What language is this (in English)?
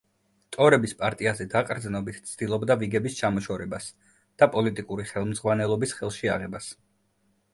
Georgian